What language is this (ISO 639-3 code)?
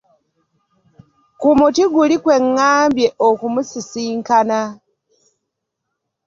lug